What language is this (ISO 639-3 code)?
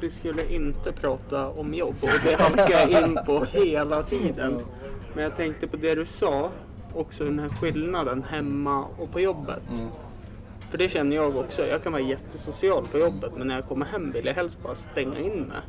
swe